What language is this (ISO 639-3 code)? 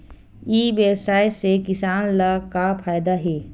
hne